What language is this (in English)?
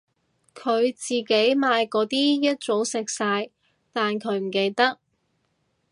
Cantonese